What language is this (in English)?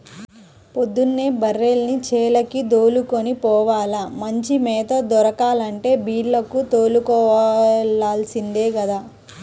Telugu